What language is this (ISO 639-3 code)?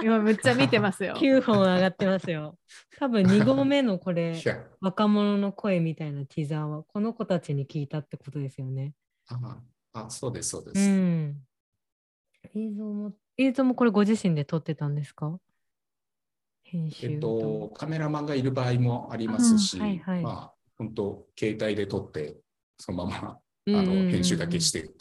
jpn